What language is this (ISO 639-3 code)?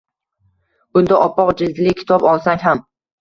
uzb